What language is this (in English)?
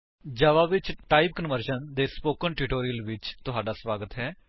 Punjabi